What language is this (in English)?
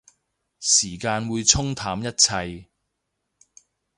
Cantonese